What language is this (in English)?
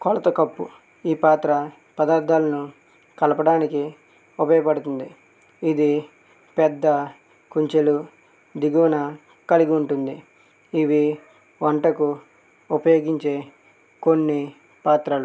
Telugu